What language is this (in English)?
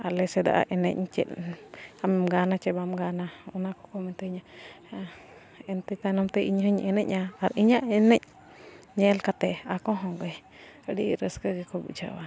Santali